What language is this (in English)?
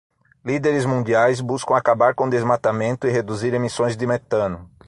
Portuguese